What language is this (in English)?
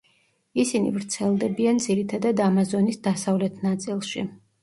Georgian